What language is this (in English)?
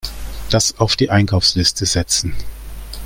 German